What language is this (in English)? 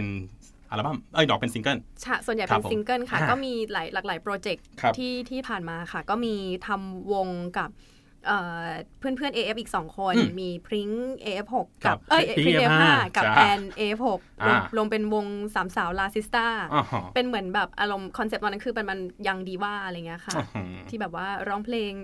Thai